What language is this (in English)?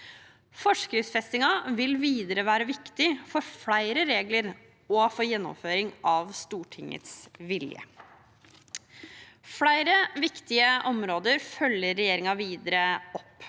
Norwegian